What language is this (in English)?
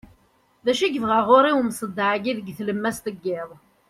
Kabyle